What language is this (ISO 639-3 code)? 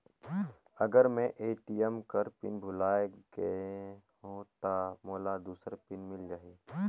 hne